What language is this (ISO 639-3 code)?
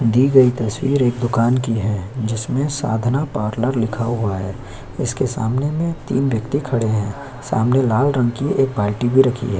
hin